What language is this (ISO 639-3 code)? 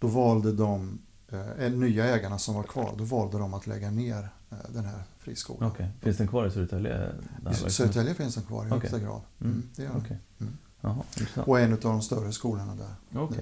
swe